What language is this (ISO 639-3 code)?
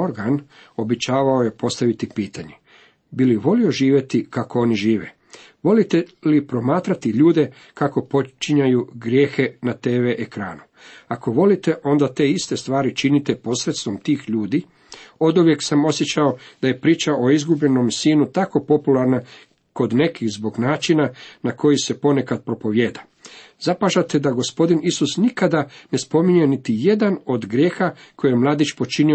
hrv